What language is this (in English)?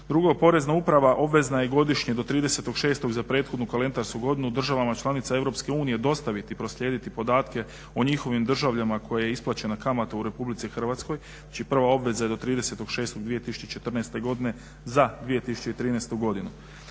Croatian